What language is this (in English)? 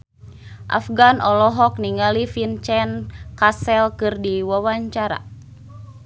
Sundanese